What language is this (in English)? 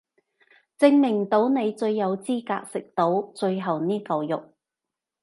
Cantonese